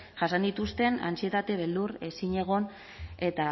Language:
Basque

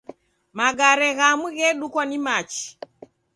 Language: Taita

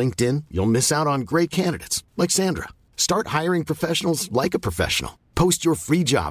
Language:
Swedish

